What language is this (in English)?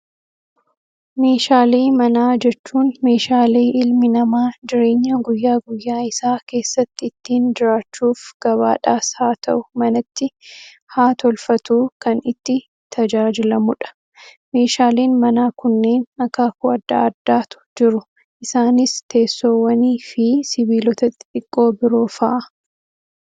Oromo